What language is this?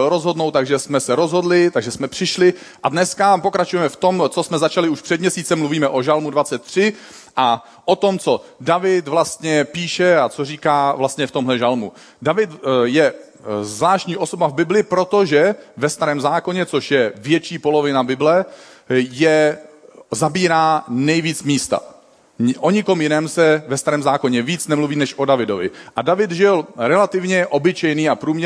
Czech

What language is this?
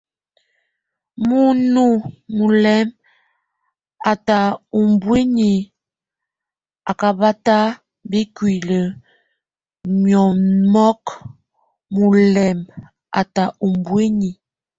Tunen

